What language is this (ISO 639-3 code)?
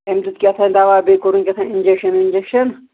kas